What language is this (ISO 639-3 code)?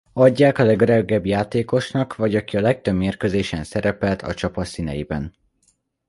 hun